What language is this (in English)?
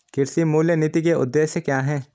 Hindi